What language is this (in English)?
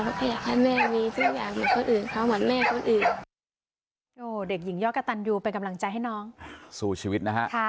Thai